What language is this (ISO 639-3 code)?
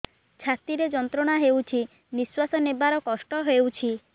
ori